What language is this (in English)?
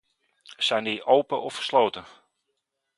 Dutch